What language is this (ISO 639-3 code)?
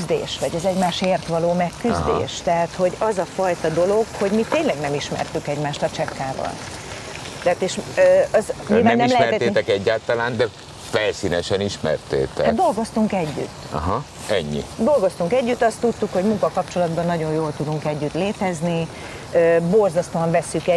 hun